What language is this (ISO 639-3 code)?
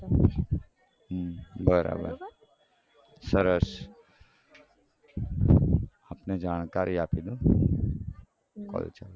guj